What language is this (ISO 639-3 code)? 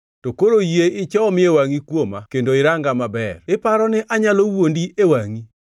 luo